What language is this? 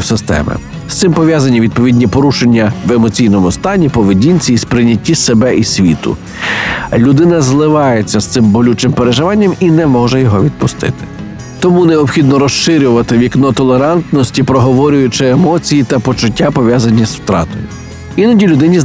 Ukrainian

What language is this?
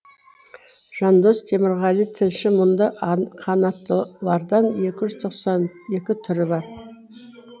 Kazakh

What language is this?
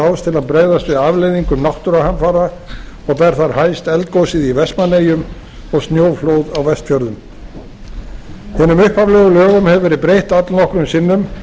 Icelandic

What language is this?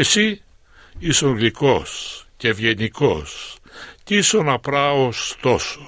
Greek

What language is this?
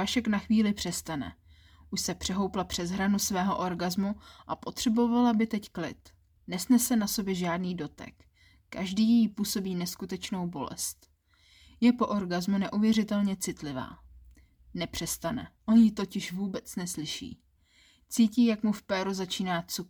Czech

